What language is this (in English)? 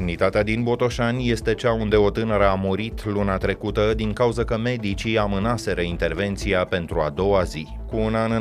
Romanian